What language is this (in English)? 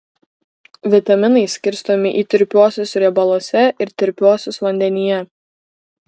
Lithuanian